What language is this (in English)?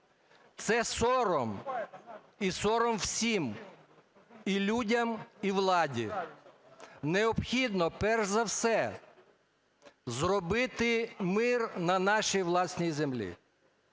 Ukrainian